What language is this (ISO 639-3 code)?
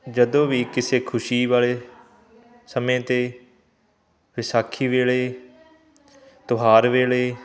pan